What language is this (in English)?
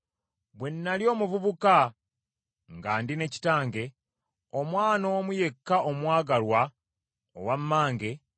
Ganda